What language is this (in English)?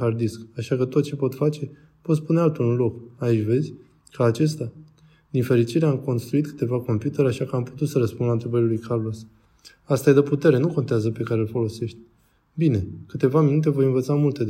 Romanian